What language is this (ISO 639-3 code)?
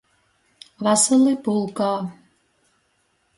ltg